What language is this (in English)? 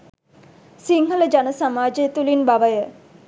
Sinhala